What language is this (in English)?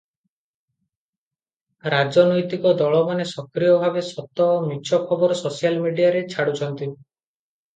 Odia